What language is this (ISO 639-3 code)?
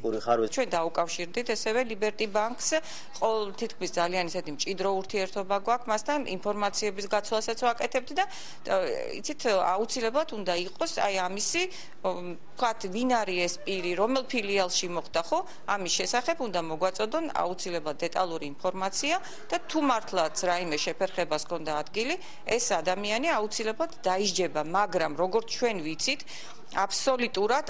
ron